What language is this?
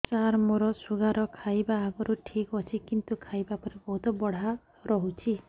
Odia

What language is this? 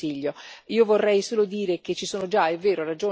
Italian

